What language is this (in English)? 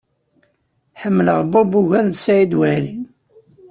Kabyle